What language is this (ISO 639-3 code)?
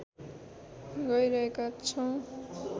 nep